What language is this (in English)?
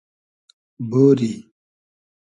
Hazaragi